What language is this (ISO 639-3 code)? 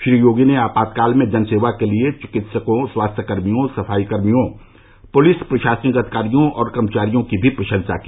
hin